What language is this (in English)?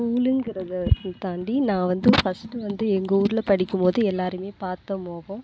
Tamil